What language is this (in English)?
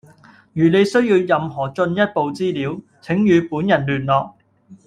Cantonese